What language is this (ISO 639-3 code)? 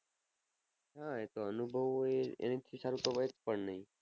guj